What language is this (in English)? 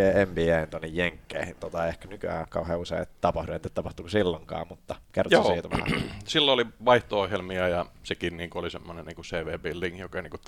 Finnish